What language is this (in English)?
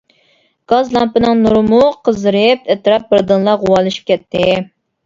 Uyghur